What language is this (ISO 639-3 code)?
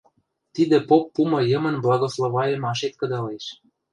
mrj